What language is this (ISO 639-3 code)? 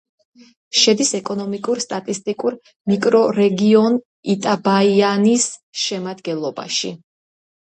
kat